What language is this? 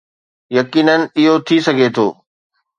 Sindhi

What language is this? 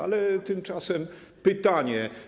Polish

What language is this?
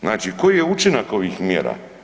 Croatian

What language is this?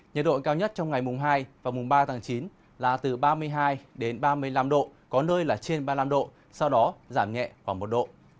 Vietnamese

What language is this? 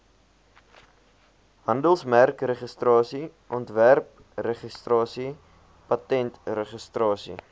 Afrikaans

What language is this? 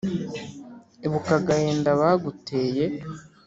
Kinyarwanda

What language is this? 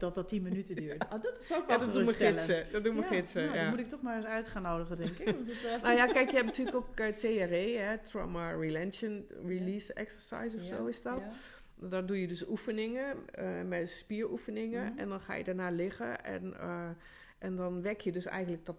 Dutch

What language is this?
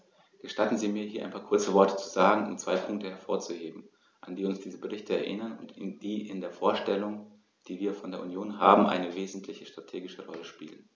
German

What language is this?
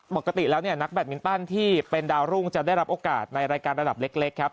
Thai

